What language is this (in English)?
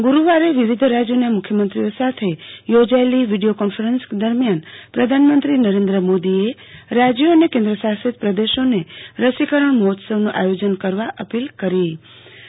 Gujarati